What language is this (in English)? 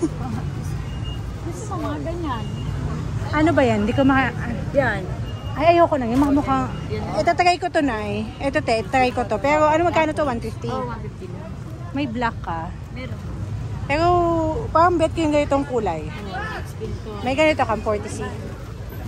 Filipino